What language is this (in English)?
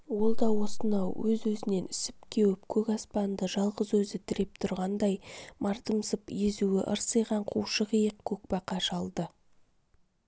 Kazakh